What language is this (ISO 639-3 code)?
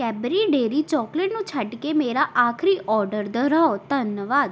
pan